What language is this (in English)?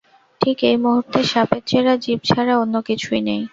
Bangla